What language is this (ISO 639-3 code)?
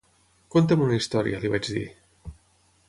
cat